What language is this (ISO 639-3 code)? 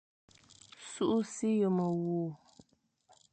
fan